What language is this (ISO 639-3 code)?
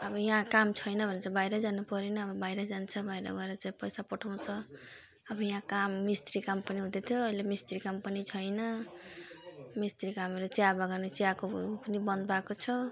nep